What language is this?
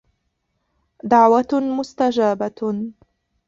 Arabic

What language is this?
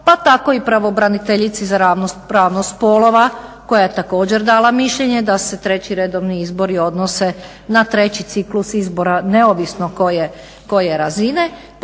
Croatian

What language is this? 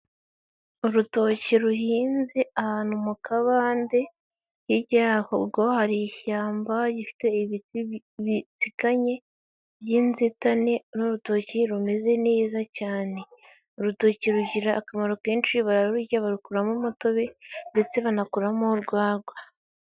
Kinyarwanda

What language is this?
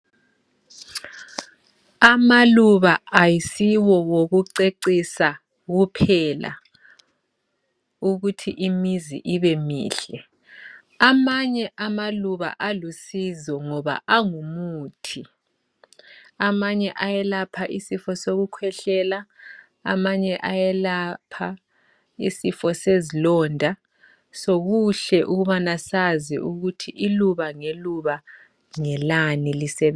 North Ndebele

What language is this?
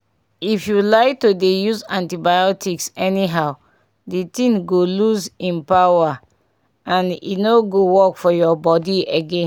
Nigerian Pidgin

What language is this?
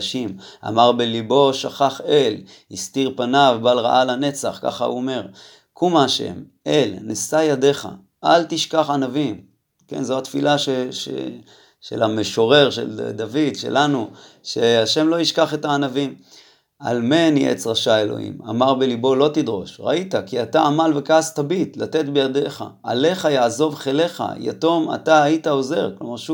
Hebrew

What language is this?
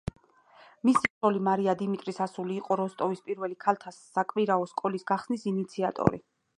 Georgian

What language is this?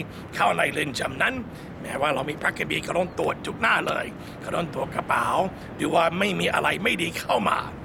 Thai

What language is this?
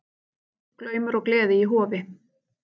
Icelandic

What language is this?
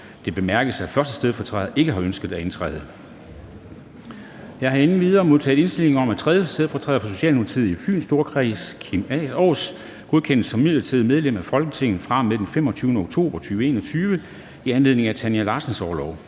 Danish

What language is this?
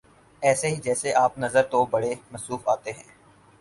Urdu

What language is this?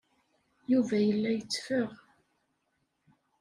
Kabyle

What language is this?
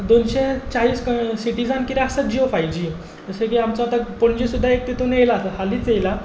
Konkani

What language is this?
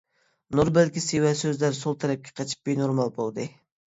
Uyghur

